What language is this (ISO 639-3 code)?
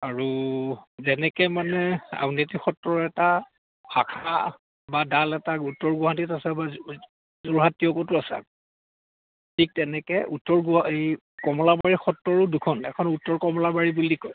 asm